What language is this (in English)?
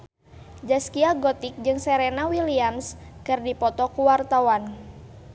Sundanese